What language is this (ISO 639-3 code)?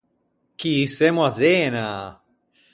lij